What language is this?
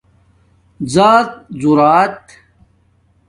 Domaaki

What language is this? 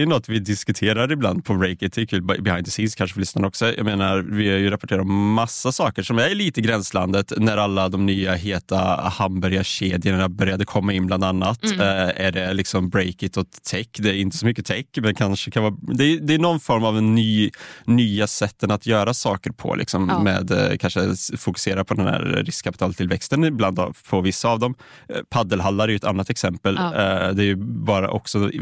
Swedish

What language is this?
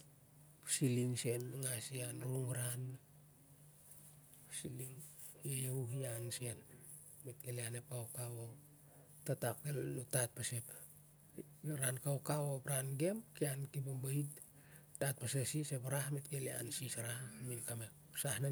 Siar-Lak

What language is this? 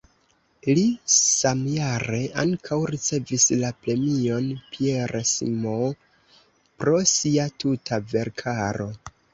Esperanto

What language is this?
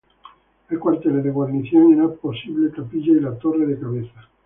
Spanish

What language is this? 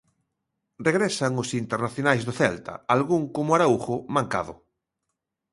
Galician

